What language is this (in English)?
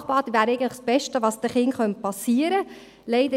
Swiss German